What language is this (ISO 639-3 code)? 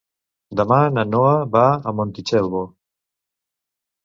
cat